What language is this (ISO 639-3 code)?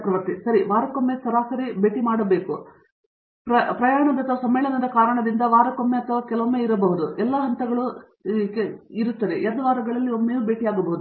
kan